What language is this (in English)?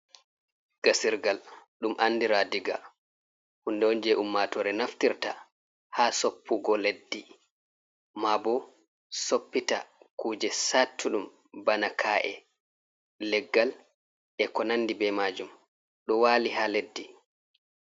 Fula